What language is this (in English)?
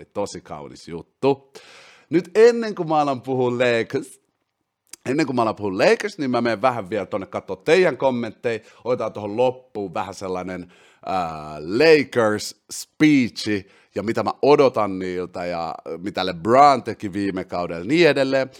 Finnish